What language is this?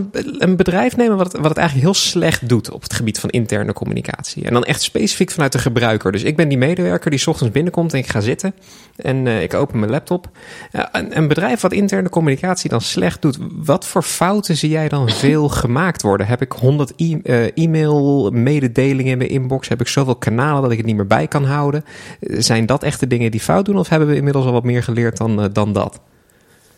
Dutch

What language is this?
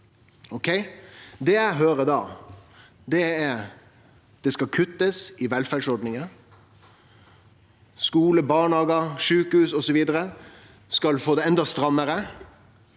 Norwegian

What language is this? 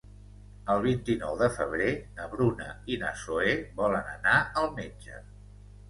Catalan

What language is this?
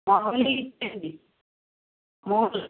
Telugu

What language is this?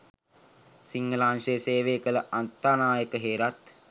Sinhala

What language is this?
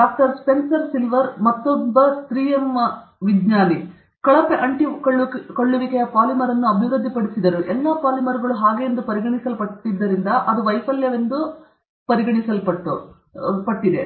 Kannada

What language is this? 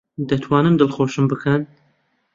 Central Kurdish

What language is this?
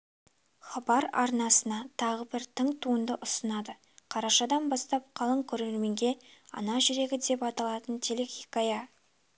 Kazakh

